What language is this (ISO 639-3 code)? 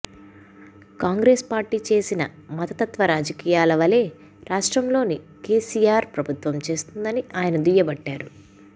tel